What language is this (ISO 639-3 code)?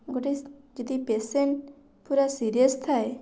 ori